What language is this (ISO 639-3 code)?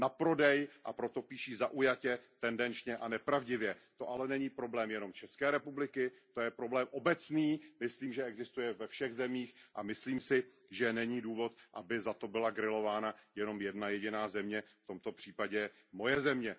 ces